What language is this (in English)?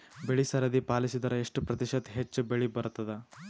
Kannada